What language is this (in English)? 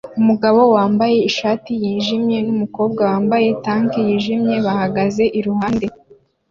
Kinyarwanda